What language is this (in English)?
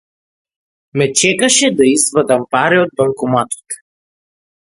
Macedonian